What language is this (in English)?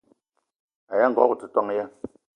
Eton (Cameroon)